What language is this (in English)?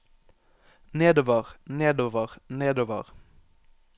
Norwegian